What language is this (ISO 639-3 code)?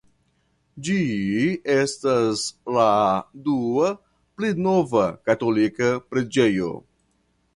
epo